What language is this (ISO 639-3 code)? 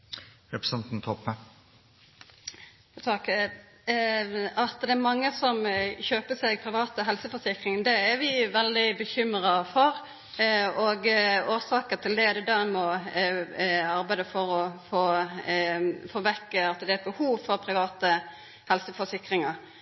nno